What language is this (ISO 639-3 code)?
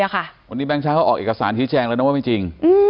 tha